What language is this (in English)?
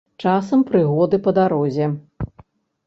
Belarusian